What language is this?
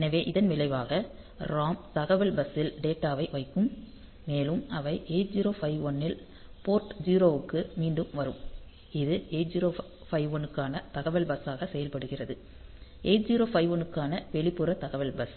Tamil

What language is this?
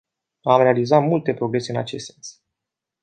Romanian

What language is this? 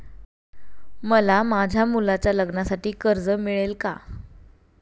Marathi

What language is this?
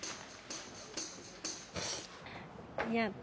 Japanese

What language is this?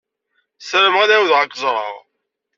Kabyle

